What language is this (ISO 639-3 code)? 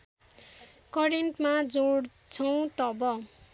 nep